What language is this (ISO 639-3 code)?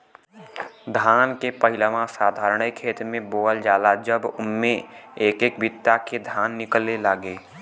bho